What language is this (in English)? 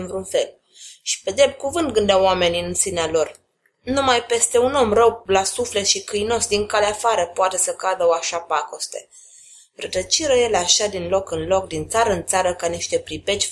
Romanian